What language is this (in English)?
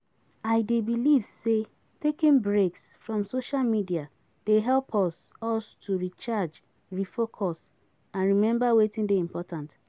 Nigerian Pidgin